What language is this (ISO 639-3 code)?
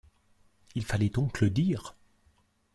fra